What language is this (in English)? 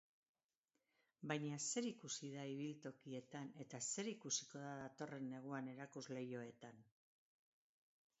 Basque